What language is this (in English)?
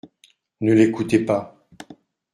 French